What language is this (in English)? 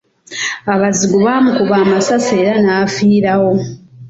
Ganda